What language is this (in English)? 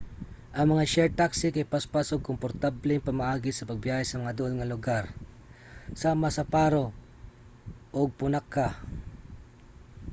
Cebuano